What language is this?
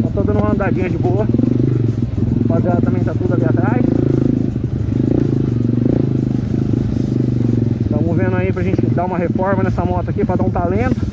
Portuguese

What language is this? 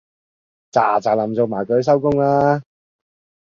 Cantonese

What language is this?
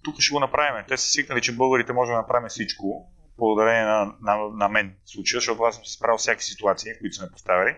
Bulgarian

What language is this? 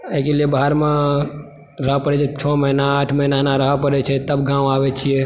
Maithili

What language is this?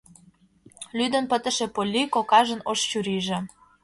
Mari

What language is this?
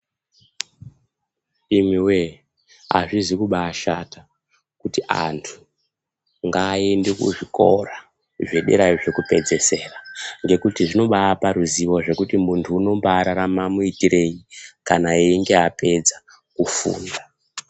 Ndau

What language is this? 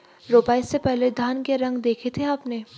Hindi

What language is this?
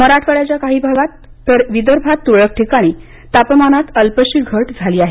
Marathi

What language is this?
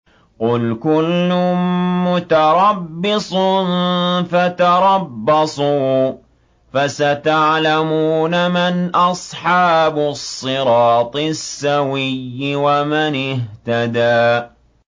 Arabic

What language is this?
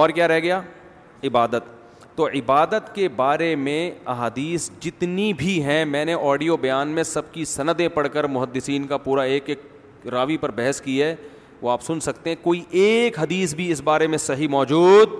Urdu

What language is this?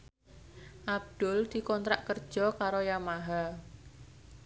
Javanese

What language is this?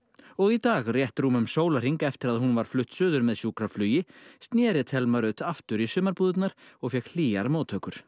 Icelandic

